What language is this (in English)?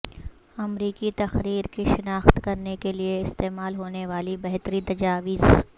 Urdu